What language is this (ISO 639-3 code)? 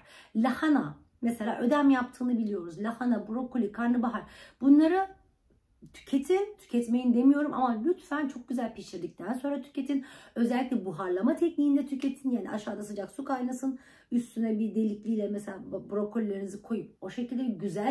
tur